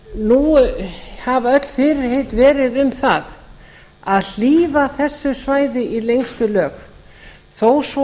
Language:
Icelandic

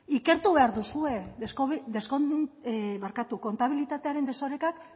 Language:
Basque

